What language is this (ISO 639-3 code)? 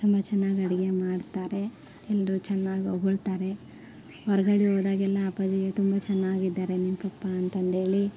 kan